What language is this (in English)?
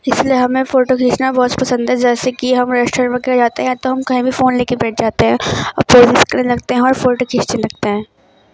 Urdu